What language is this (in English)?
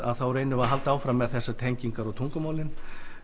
Icelandic